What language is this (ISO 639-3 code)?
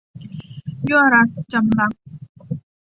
tha